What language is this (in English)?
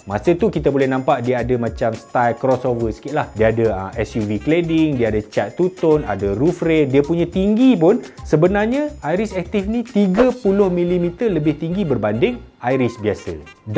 Malay